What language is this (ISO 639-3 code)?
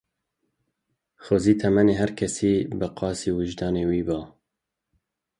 kur